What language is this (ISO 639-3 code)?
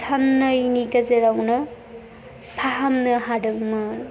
brx